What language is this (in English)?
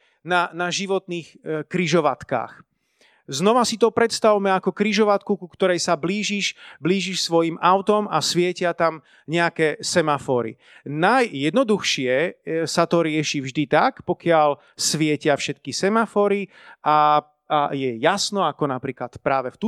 Slovak